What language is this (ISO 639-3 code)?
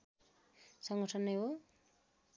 nep